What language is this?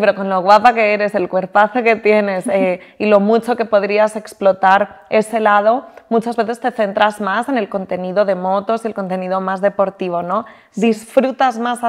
Spanish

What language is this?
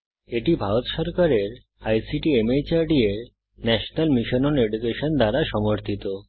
Bangla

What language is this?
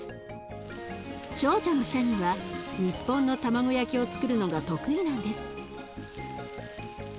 Japanese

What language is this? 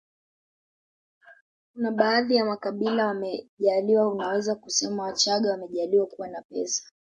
Swahili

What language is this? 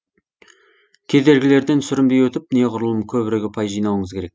Kazakh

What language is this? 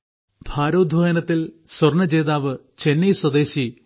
Malayalam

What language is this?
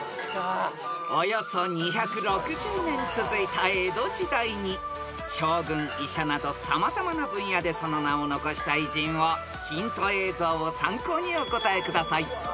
Japanese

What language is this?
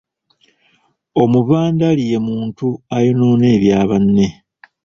Ganda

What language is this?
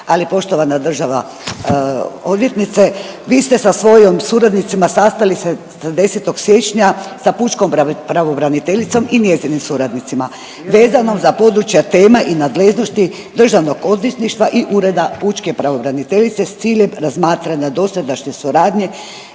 Croatian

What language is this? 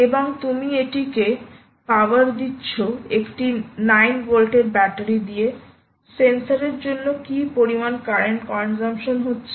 Bangla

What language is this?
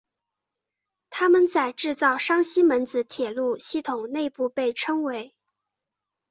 Chinese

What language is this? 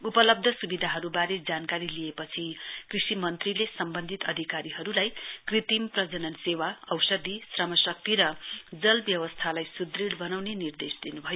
Nepali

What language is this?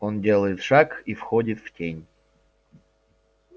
Russian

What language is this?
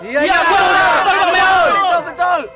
Indonesian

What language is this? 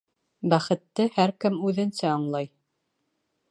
Bashkir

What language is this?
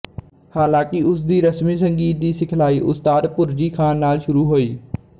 Punjabi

